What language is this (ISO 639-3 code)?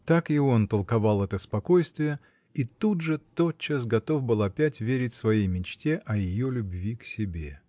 rus